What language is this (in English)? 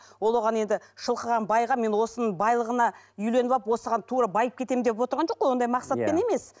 Kazakh